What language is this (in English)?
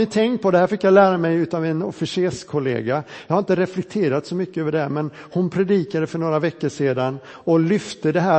Swedish